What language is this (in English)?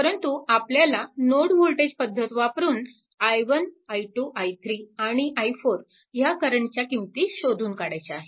Marathi